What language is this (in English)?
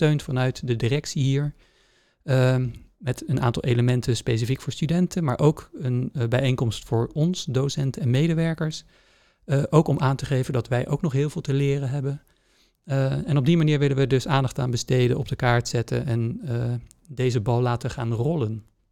Dutch